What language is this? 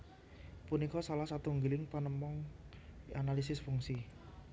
Javanese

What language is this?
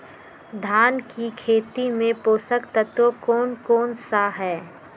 Magahi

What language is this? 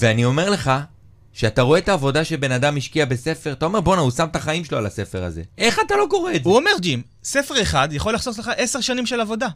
Hebrew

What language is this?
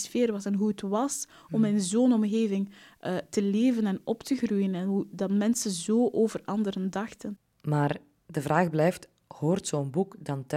Dutch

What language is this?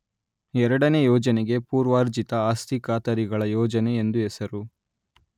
Kannada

